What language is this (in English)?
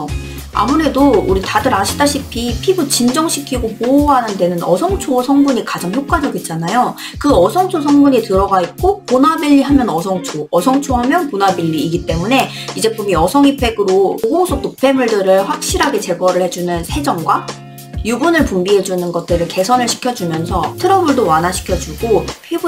Korean